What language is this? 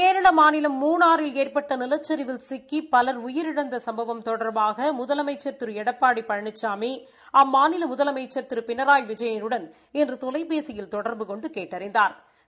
Tamil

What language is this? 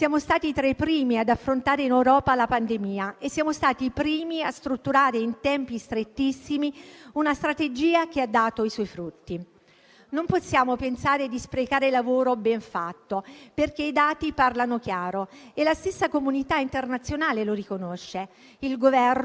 Italian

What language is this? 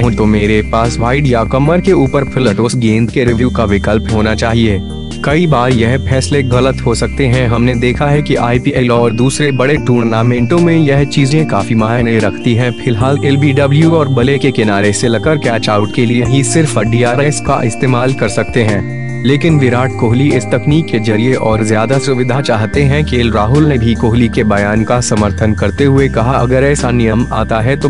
Hindi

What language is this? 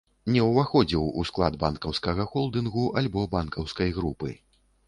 Belarusian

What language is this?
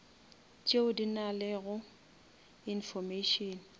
Northern Sotho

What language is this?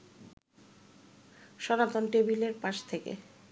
Bangla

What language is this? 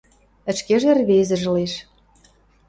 Western Mari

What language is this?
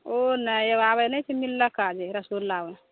Maithili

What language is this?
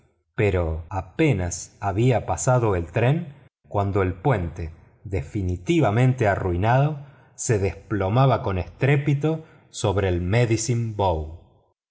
Spanish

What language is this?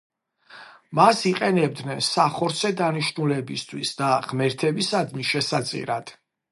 Georgian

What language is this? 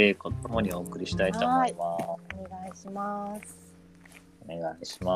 Japanese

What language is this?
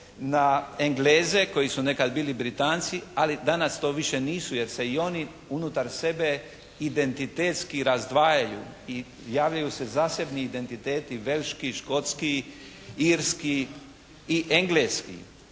Croatian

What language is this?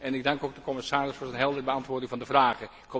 Dutch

